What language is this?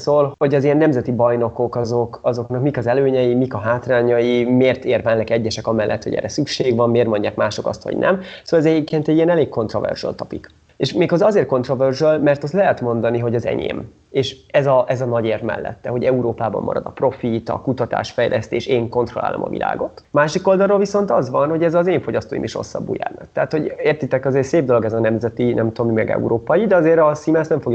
Hungarian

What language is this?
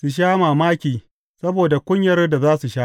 Hausa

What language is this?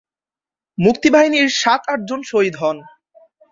Bangla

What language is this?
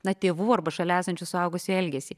Lithuanian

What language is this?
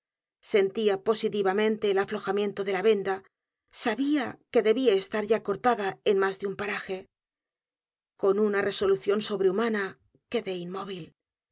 Spanish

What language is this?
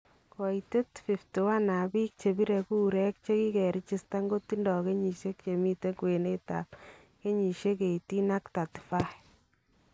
Kalenjin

